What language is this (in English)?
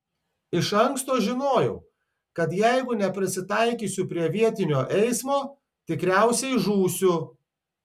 Lithuanian